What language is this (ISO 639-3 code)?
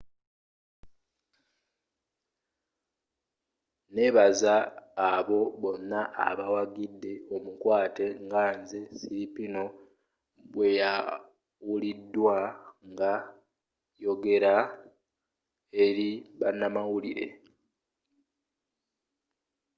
lug